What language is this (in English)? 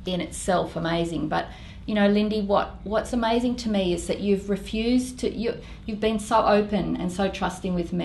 English